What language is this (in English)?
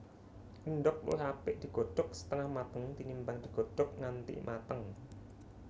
Javanese